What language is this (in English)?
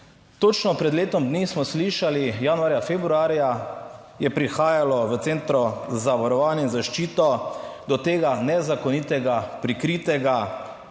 Slovenian